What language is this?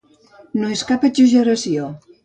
Catalan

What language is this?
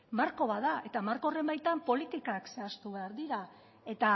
Basque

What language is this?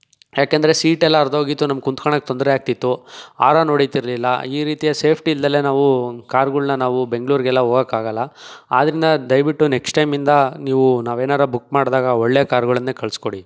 Kannada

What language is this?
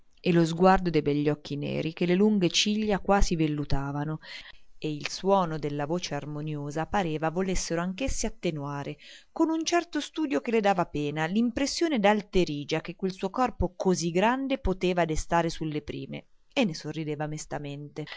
Italian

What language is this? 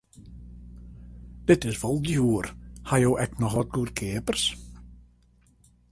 Western Frisian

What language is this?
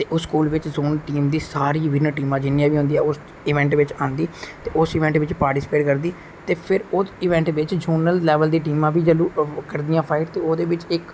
Dogri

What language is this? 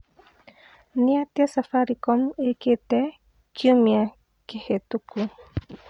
Kikuyu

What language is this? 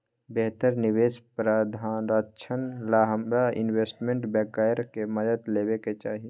Magahi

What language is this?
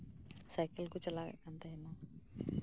Santali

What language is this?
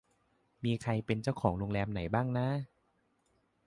Thai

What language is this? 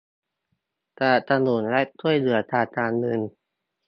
Thai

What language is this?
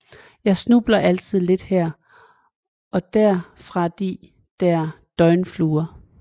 Danish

